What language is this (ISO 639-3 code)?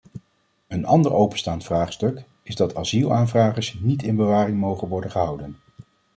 nld